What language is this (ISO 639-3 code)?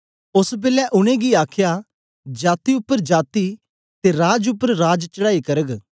doi